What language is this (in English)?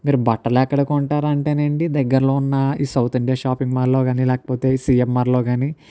Telugu